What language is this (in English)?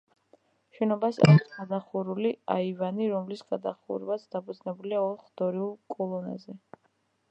Georgian